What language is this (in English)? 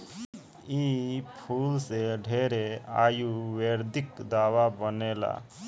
Bhojpuri